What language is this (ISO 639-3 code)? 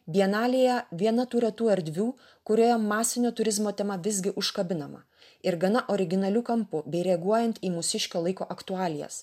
lit